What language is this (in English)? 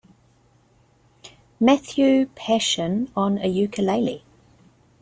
English